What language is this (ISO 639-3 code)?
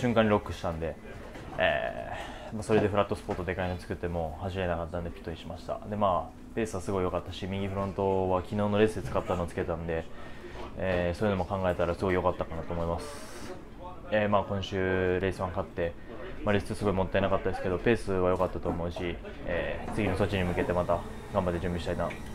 jpn